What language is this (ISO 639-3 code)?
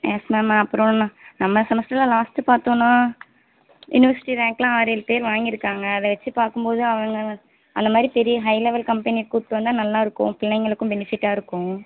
tam